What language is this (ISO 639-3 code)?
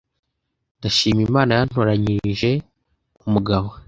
kin